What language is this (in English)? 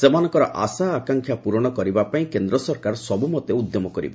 Odia